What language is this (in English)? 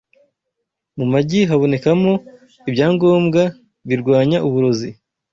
Kinyarwanda